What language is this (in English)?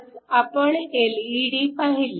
Marathi